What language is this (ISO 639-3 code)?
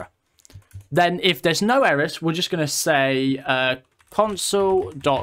eng